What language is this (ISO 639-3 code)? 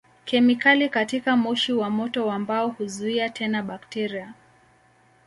swa